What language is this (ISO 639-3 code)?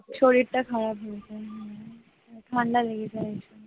ben